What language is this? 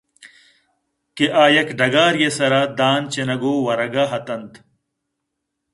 Eastern Balochi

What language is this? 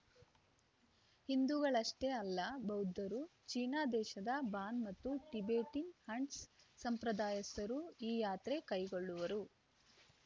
Kannada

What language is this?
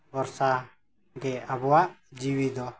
Santali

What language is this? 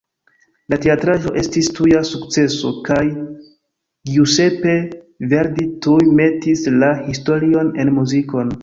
Esperanto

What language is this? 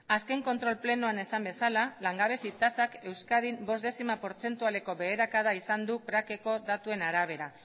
Basque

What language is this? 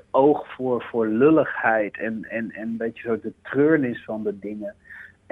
Dutch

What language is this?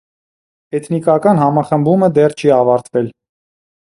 Armenian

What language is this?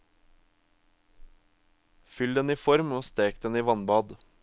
Norwegian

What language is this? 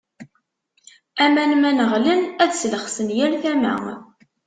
Kabyle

